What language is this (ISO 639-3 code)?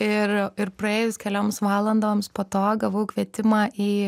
lit